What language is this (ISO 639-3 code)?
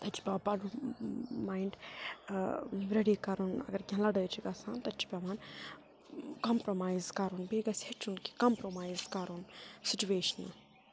kas